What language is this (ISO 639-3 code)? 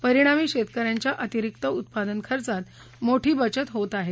mar